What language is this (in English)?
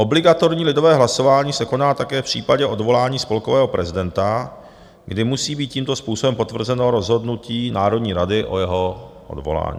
Czech